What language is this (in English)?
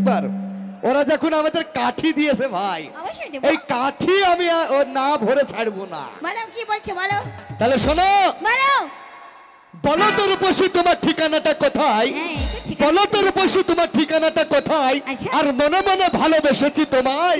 Bangla